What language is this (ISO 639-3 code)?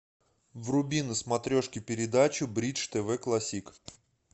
rus